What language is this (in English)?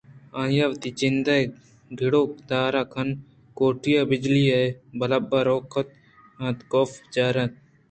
Eastern Balochi